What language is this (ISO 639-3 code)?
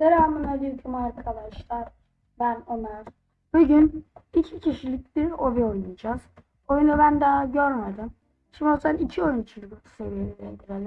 tur